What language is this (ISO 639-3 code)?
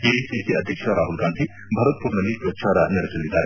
kan